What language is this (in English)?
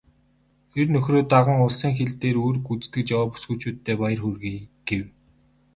Mongolian